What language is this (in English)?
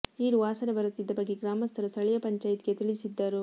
Kannada